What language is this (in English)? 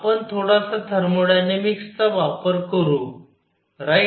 Marathi